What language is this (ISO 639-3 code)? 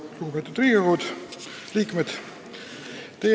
est